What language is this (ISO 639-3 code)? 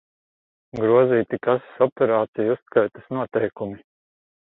lav